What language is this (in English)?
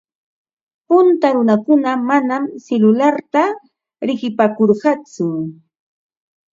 Ambo-Pasco Quechua